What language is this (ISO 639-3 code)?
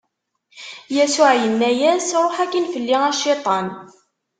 kab